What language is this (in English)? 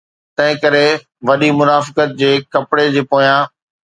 Sindhi